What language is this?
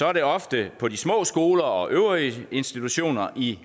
Danish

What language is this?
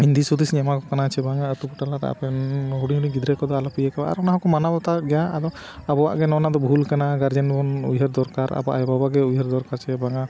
Santali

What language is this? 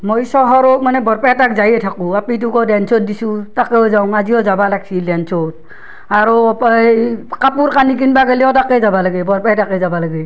Assamese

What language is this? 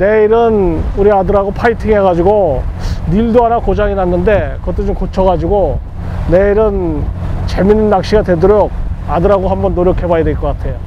Korean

